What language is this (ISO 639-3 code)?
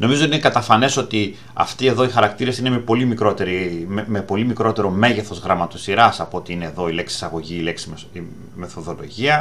ell